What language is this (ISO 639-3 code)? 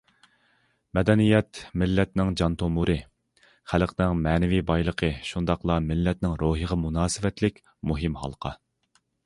uig